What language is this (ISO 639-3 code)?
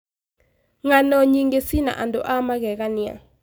kik